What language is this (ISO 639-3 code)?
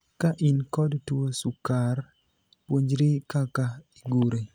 luo